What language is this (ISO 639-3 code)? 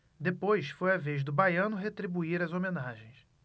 por